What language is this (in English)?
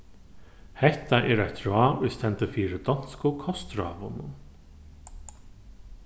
Faroese